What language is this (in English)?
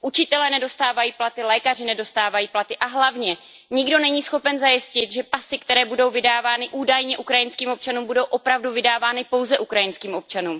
Czech